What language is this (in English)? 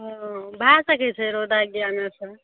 Maithili